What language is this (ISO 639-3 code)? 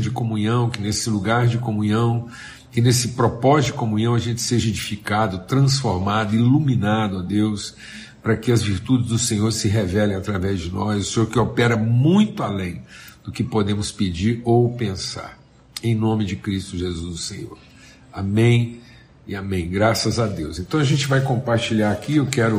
por